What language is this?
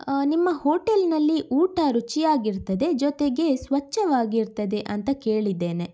Kannada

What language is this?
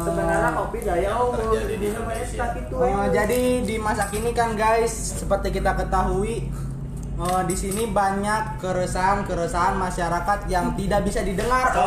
Indonesian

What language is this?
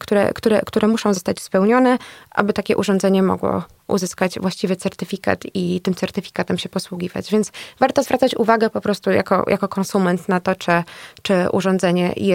Polish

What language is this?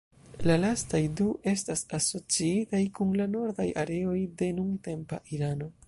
Esperanto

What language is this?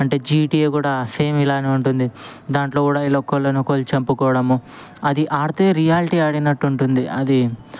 Telugu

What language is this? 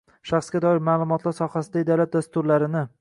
Uzbek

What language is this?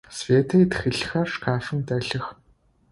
Adyghe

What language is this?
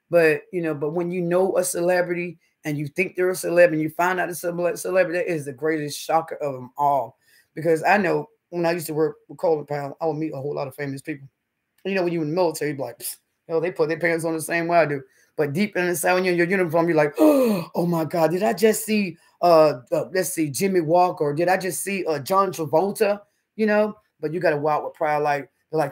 English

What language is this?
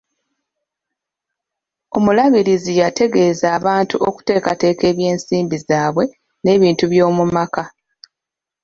Ganda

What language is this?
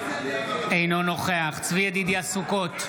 Hebrew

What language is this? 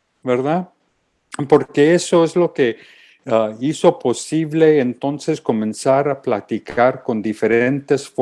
Spanish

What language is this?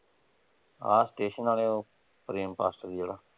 Punjabi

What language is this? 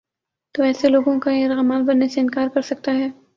Urdu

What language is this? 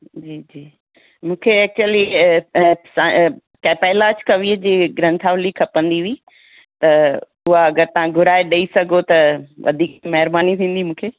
Sindhi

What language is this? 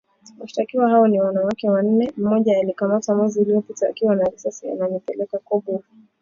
Swahili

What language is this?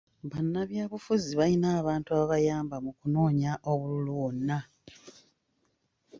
Ganda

